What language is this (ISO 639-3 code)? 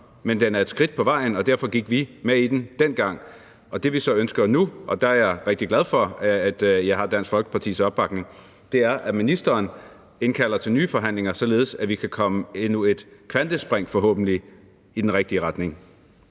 dan